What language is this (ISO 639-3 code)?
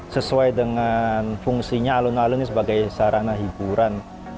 ind